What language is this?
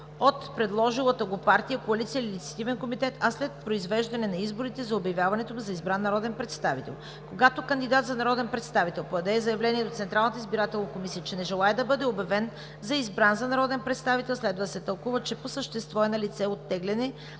Bulgarian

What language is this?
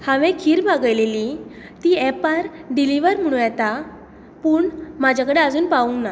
Konkani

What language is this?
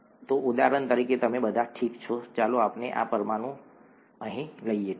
Gujarati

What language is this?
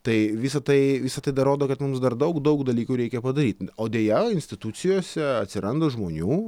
Lithuanian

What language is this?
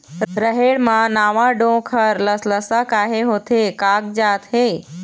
Chhattisgarhi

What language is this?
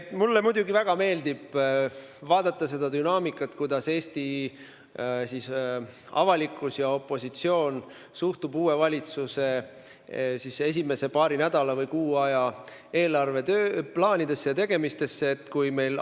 Estonian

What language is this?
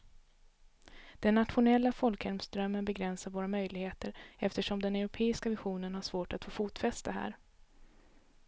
Swedish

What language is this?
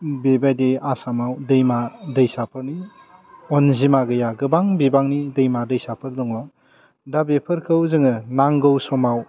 Bodo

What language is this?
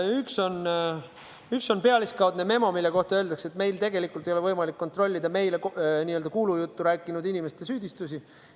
Estonian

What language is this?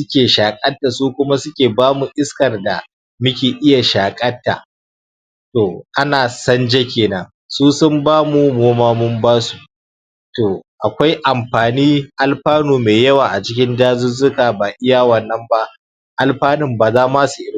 Hausa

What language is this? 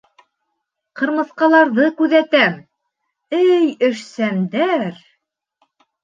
Bashkir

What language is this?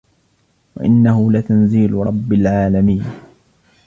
Arabic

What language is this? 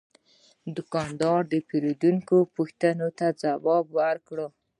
Pashto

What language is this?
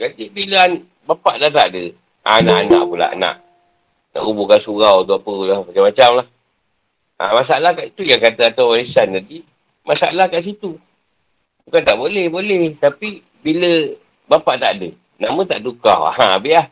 Malay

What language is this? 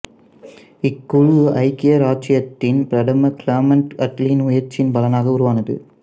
Tamil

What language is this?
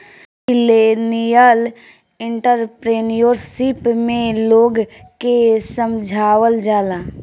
Bhojpuri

